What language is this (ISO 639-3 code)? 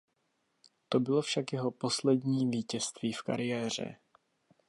ces